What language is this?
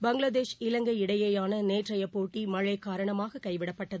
Tamil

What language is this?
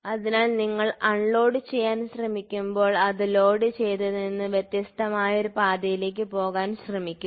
Malayalam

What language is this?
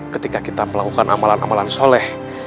Indonesian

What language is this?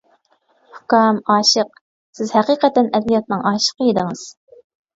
Uyghur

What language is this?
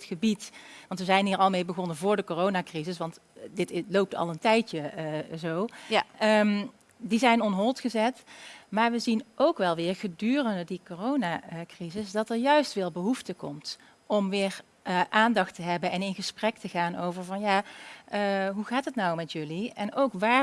Dutch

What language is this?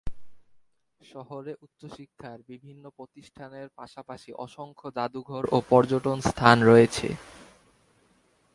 Bangla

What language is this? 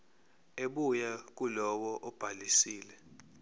Zulu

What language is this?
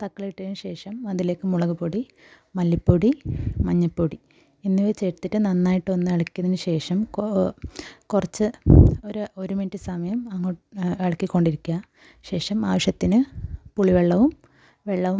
Malayalam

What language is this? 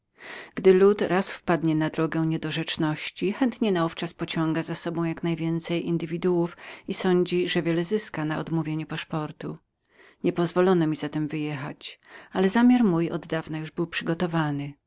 Polish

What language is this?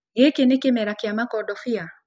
Kikuyu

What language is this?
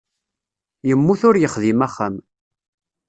Kabyle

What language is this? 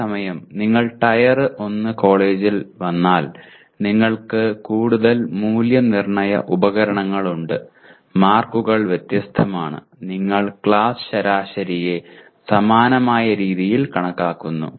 Malayalam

